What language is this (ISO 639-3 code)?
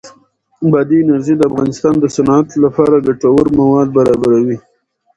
pus